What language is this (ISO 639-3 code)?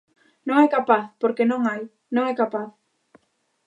glg